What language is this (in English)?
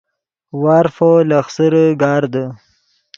Yidgha